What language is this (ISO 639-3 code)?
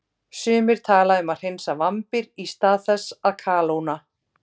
isl